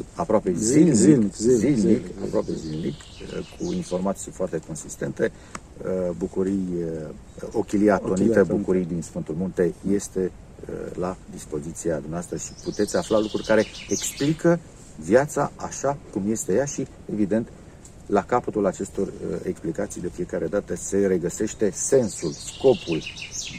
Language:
Romanian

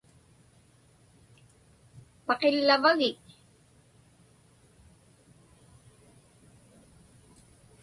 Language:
Inupiaq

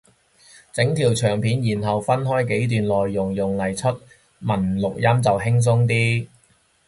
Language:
Cantonese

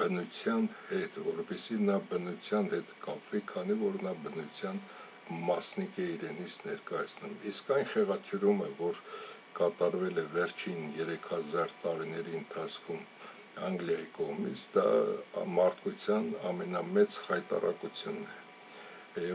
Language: Romanian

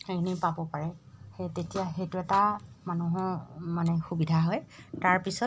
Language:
Assamese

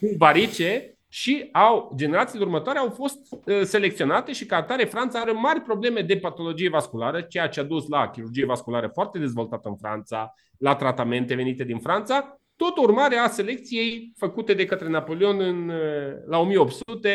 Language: Romanian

